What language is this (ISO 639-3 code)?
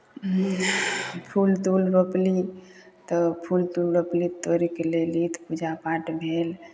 mai